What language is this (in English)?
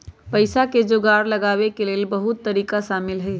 Magahi